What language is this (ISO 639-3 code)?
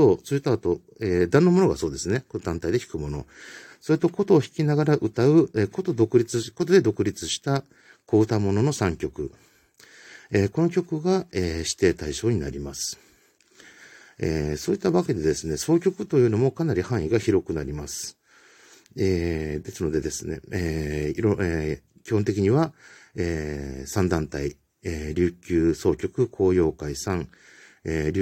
jpn